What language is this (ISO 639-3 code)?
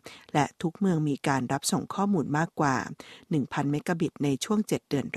tha